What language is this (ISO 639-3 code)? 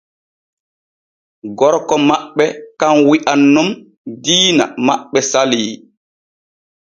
fue